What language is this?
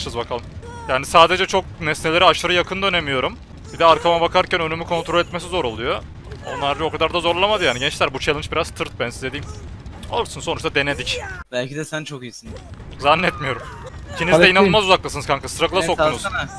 Turkish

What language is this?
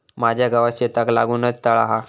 Marathi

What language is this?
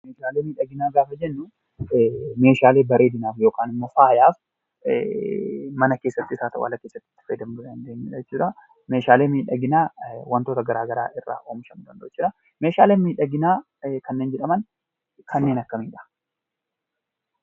Oromo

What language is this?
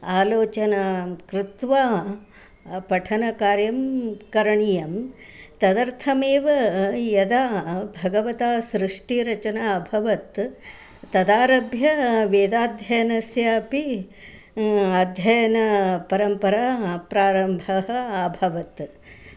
Sanskrit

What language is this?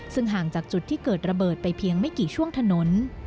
Thai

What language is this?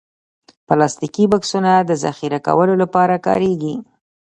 Pashto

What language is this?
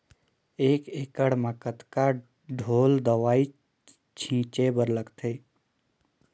Chhattisgarhi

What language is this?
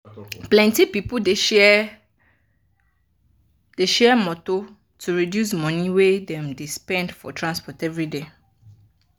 Nigerian Pidgin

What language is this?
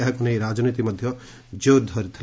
Odia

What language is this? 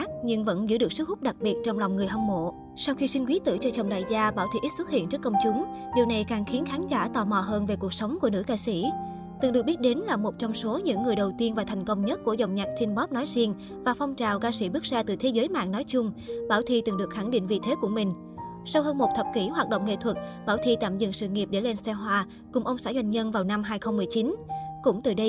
Vietnamese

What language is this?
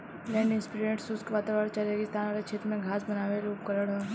Bhojpuri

